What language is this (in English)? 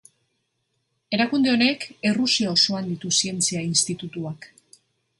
Basque